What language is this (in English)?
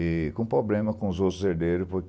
Portuguese